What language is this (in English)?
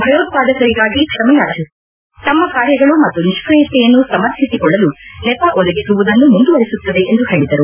Kannada